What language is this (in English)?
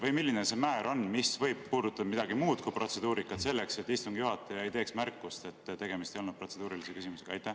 Estonian